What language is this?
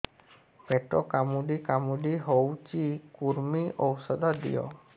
Odia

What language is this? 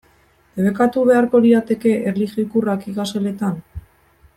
Basque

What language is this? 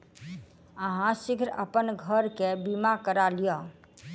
Maithili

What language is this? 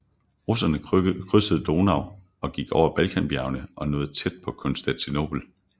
Danish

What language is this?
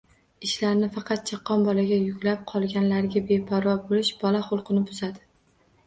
Uzbek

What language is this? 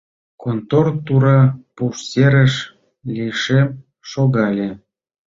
Mari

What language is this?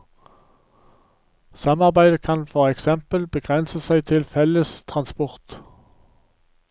Norwegian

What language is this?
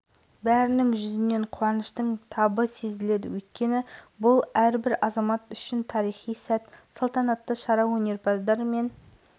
Kazakh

